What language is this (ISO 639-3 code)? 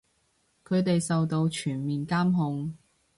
yue